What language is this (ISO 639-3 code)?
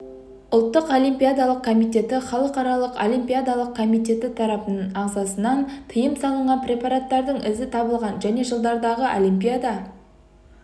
kaz